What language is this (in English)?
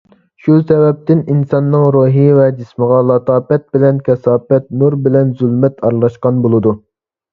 Uyghur